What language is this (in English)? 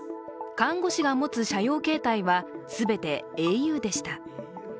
Japanese